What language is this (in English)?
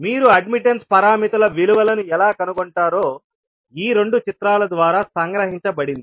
Telugu